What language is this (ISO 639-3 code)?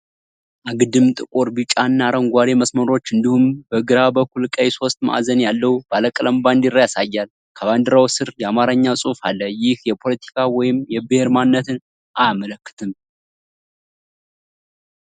amh